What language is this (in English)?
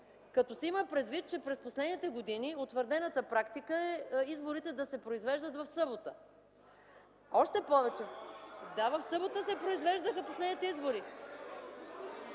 Bulgarian